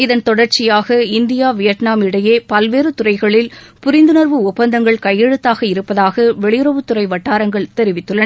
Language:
Tamil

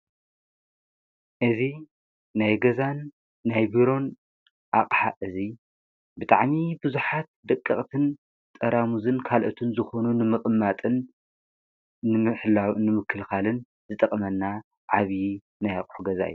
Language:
Tigrinya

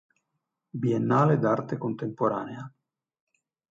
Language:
Italian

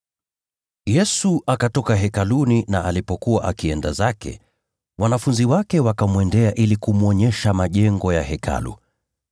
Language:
Swahili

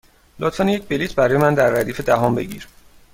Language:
Persian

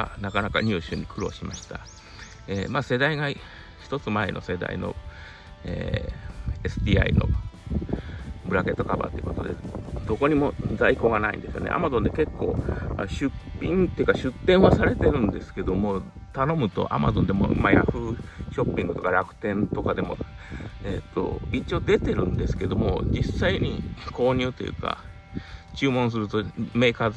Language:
Japanese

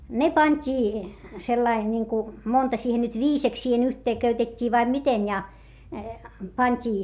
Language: Finnish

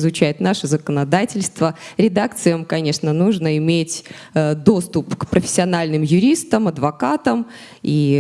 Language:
Russian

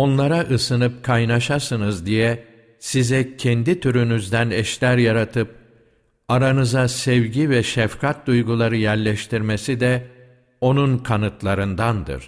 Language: Turkish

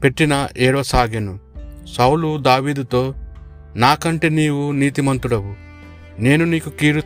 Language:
Telugu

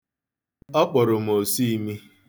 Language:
Igbo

